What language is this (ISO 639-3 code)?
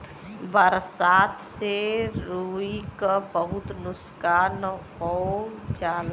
bho